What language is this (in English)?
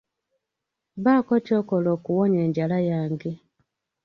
Ganda